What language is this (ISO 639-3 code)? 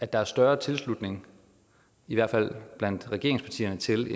dan